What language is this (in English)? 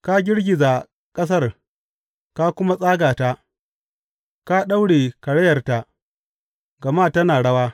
Hausa